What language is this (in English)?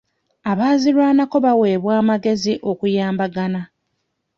Ganda